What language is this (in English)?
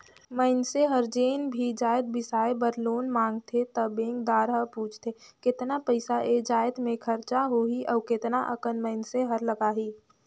Chhattisgarhi